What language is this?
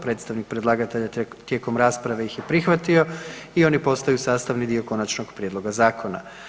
Croatian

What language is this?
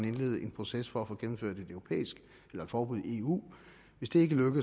Danish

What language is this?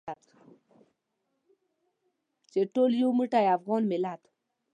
Pashto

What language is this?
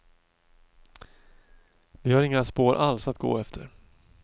Swedish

